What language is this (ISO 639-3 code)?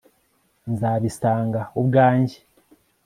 kin